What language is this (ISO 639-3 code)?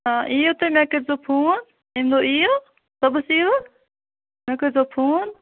kas